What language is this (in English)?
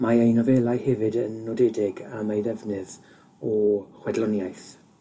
Welsh